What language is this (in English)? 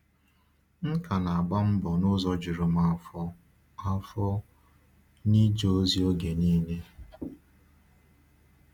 Igbo